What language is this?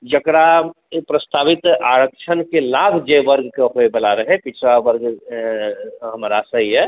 Maithili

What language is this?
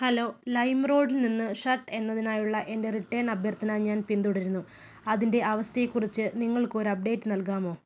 Malayalam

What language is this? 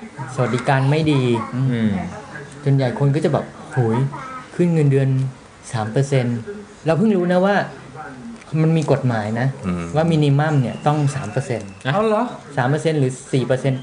Thai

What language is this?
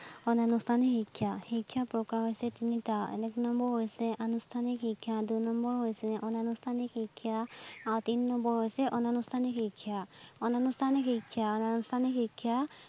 Assamese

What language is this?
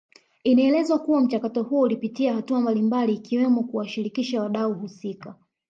Swahili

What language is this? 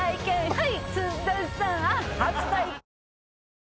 Japanese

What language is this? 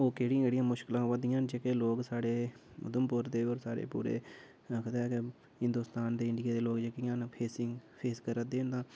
Dogri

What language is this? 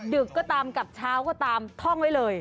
Thai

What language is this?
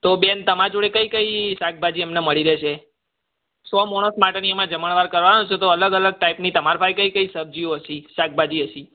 Gujarati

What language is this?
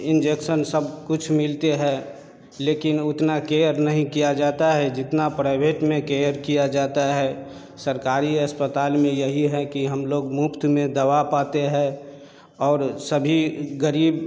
Hindi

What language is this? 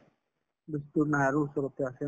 Assamese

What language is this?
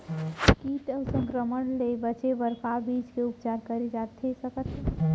Chhattisgarhi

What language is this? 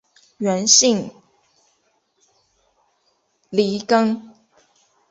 Chinese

